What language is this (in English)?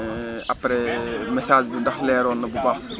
Wolof